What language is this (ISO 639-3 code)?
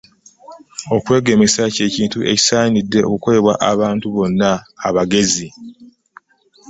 lug